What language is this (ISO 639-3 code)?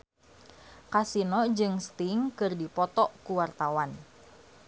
sun